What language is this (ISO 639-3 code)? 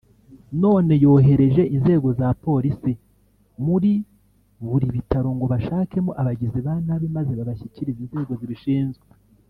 kin